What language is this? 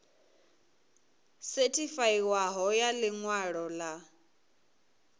Venda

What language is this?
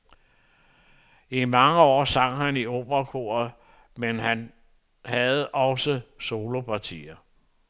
Danish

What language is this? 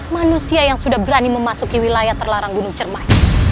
Indonesian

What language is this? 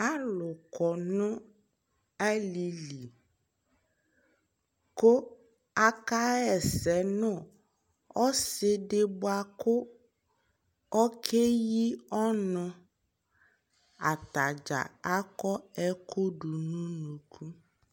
Ikposo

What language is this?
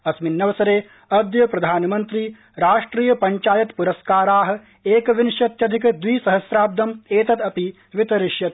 Sanskrit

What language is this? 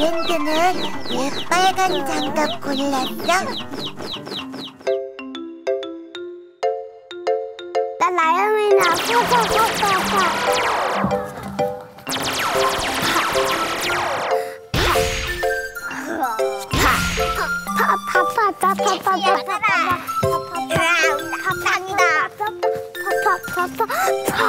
Korean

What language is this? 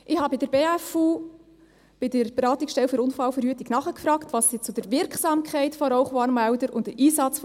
Swiss German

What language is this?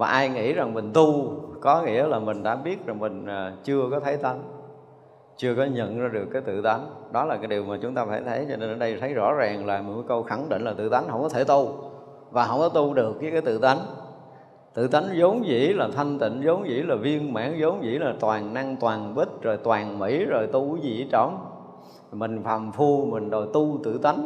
Vietnamese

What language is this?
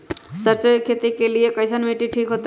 Magahi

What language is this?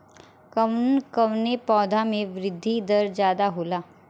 Bhojpuri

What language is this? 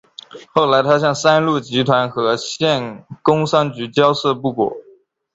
Chinese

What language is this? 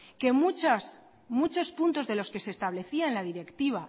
Spanish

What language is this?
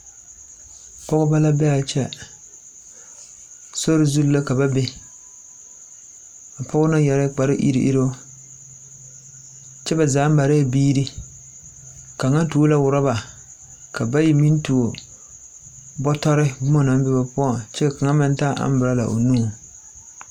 Southern Dagaare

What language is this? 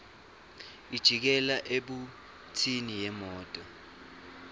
Swati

